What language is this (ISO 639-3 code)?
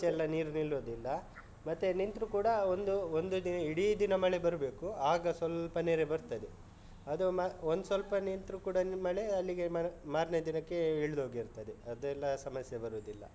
kan